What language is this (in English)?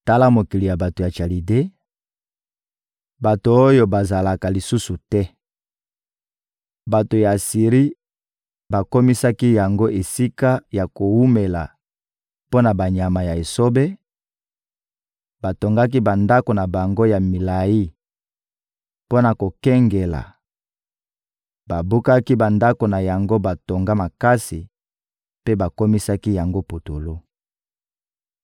Lingala